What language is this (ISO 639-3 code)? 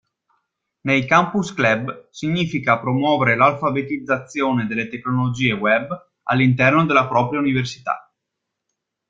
ita